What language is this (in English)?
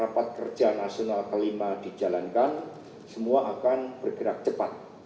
Indonesian